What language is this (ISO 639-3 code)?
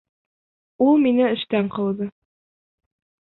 bak